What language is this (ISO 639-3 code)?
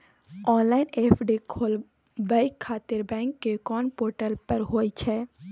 mai